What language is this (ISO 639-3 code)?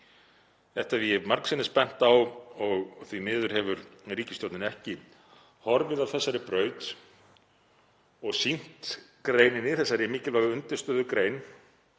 isl